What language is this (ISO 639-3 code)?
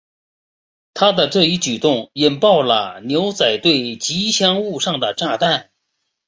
zho